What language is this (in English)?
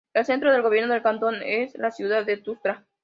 Spanish